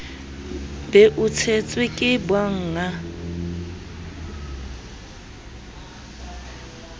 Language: Southern Sotho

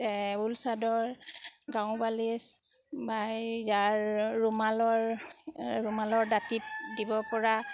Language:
Assamese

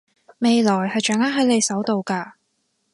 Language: Cantonese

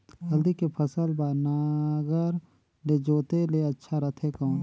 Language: Chhattisgarhi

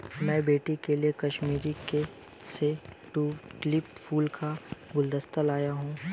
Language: Hindi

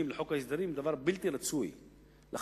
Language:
Hebrew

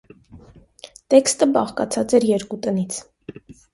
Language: Armenian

